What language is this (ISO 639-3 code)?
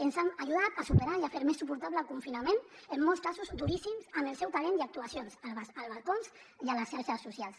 cat